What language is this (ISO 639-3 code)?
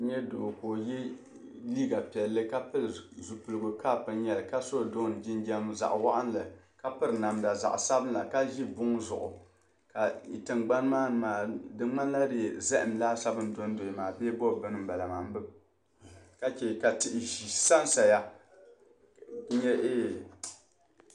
dag